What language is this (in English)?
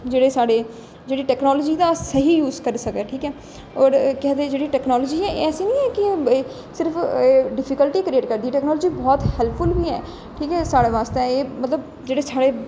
Dogri